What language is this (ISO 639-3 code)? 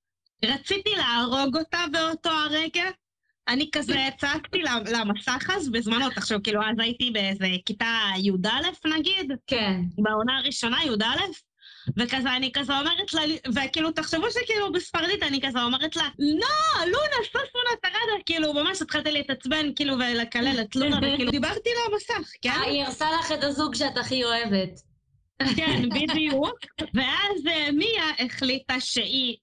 heb